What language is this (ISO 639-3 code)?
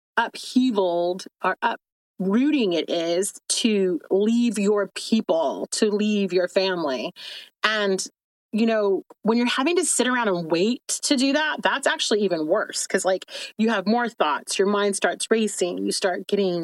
eng